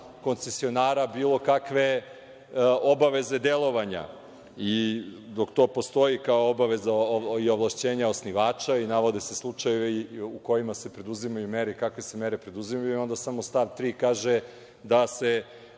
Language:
Serbian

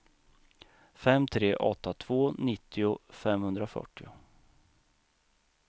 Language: Swedish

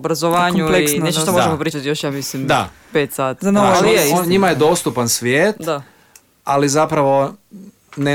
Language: Croatian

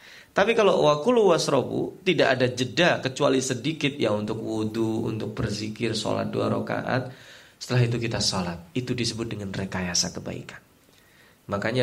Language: Indonesian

